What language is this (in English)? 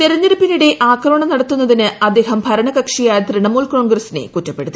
Malayalam